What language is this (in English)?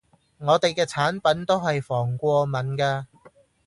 Cantonese